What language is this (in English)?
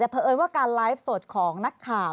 Thai